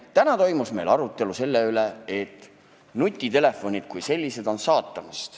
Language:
Estonian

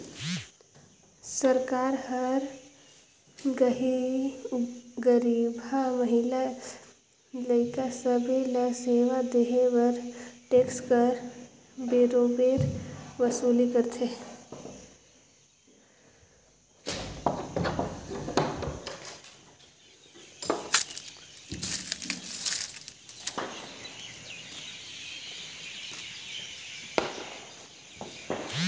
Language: Chhattisgarhi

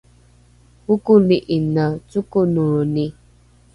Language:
Rukai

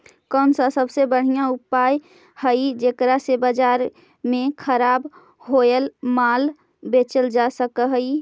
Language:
Magahi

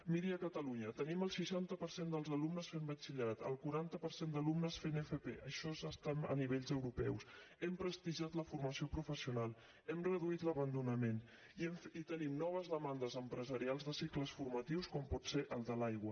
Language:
Catalan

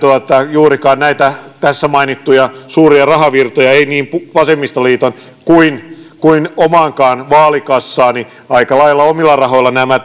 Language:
Finnish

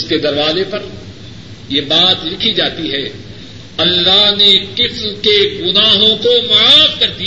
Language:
Urdu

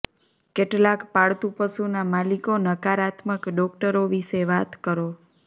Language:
Gujarati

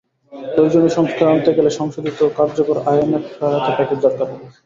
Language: Bangla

